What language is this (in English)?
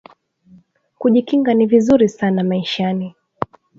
Swahili